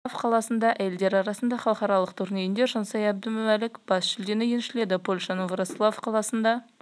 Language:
Kazakh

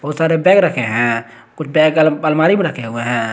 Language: Hindi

